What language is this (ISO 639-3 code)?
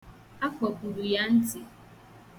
ibo